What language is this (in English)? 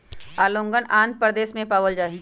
Magahi